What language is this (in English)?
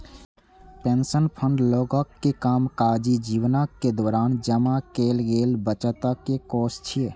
Maithili